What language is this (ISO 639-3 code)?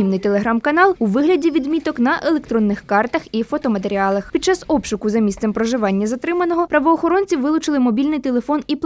ukr